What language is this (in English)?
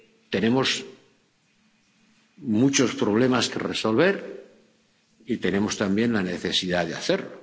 Spanish